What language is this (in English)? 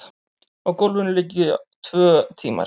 Icelandic